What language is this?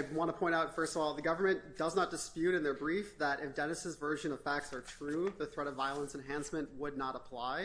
English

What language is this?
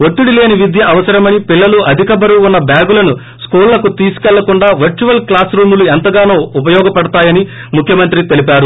Telugu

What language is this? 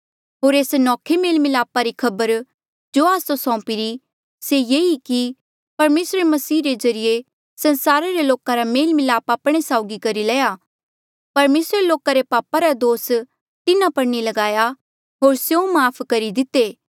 Mandeali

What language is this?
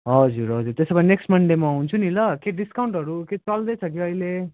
Nepali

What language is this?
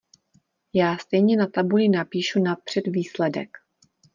Czech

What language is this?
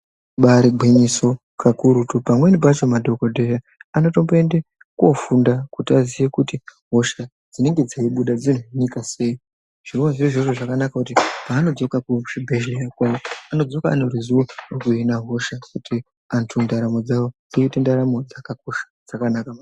Ndau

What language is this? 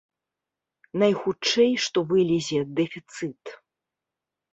Belarusian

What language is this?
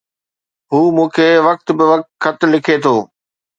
Sindhi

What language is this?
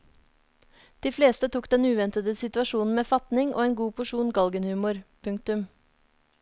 Norwegian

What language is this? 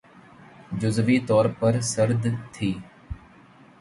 Urdu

